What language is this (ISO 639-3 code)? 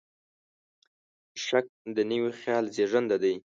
pus